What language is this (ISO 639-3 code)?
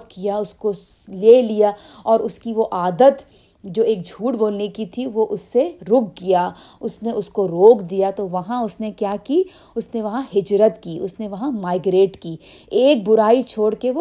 urd